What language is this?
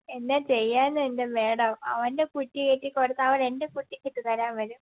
Malayalam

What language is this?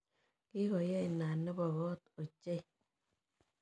Kalenjin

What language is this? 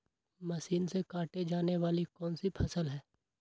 Magahi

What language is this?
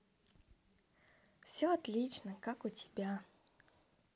Russian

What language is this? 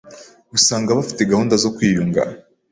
Kinyarwanda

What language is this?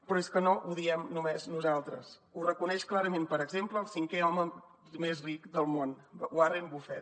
Catalan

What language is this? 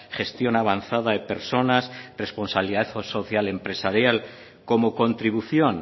Spanish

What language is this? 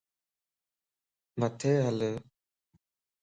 Lasi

